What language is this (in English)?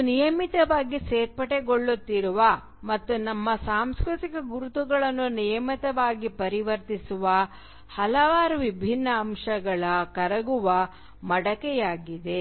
Kannada